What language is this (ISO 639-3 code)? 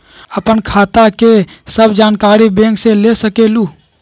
mag